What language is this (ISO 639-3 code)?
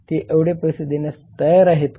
mar